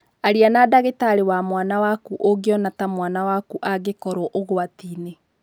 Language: Kikuyu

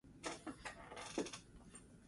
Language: Basque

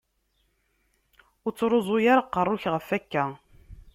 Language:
Kabyle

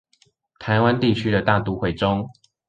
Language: Chinese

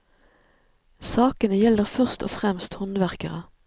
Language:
Norwegian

